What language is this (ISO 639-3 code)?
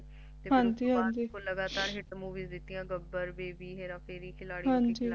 pan